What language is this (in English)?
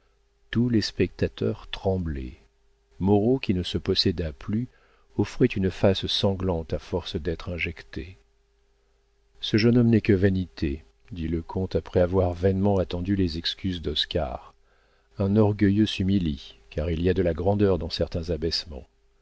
French